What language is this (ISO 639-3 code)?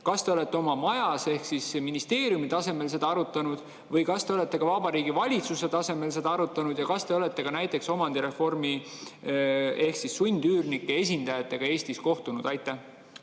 est